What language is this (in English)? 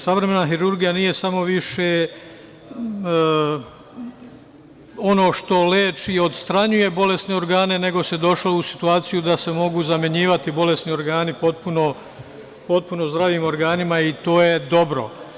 Serbian